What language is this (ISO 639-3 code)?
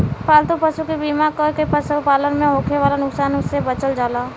bho